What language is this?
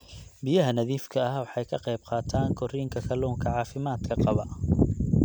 Somali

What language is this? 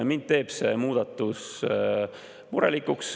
Estonian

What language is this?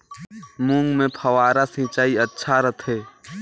Chhattisgarhi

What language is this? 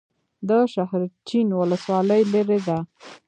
Pashto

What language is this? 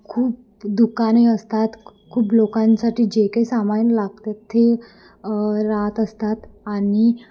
Marathi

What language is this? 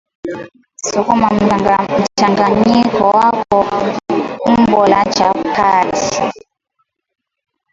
Swahili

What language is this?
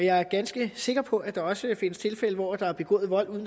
Danish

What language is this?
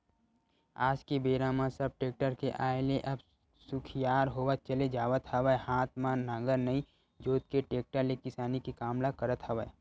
Chhattisgarhi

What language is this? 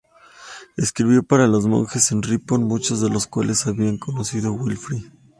Spanish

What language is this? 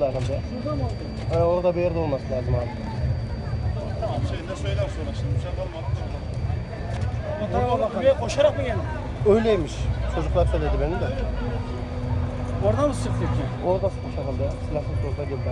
Turkish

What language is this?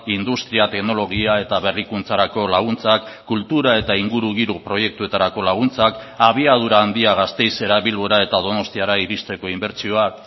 Basque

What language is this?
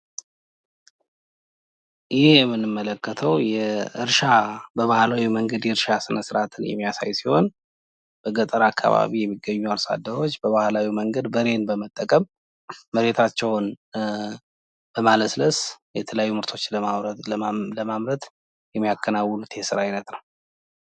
Amharic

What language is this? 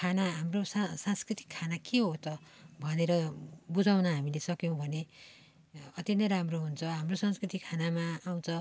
Nepali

